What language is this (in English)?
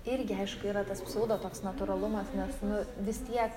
Lithuanian